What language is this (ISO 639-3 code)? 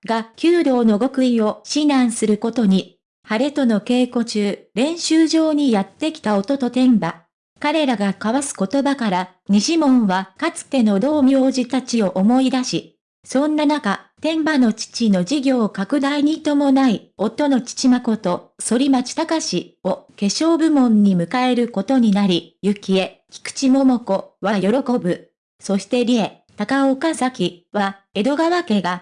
jpn